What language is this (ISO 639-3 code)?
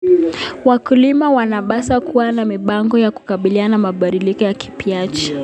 kln